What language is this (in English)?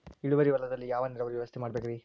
Kannada